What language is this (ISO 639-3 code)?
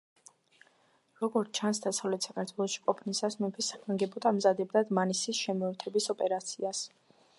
kat